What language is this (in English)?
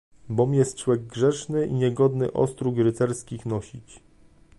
Polish